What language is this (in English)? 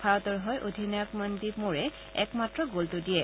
Assamese